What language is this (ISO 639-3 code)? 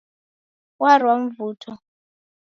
dav